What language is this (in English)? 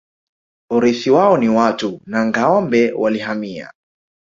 Swahili